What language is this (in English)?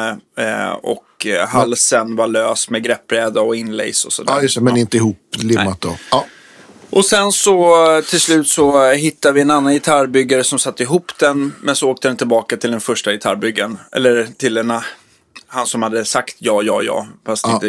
Swedish